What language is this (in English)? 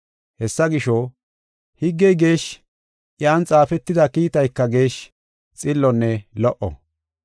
Gofa